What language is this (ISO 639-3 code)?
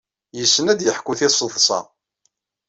kab